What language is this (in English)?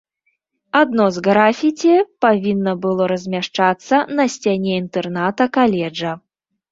Belarusian